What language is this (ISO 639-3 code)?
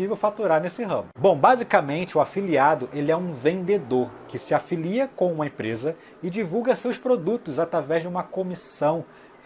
por